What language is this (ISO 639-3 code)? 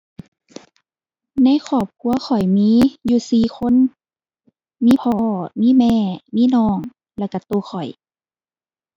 tha